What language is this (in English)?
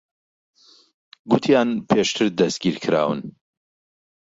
Central Kurdish